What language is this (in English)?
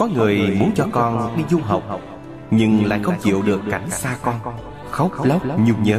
Vietnamese